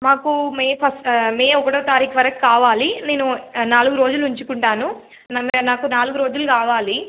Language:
Telugu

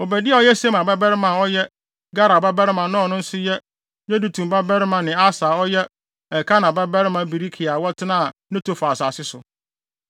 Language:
Akan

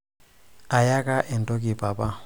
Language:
Masai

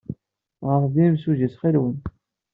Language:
Kabyle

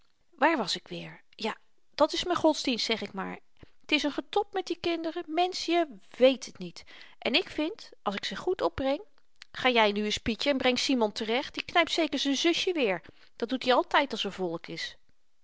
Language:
Dutch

